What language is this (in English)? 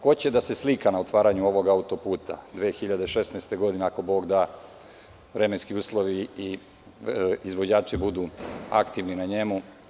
Serbian